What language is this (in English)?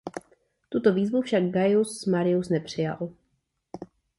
Czech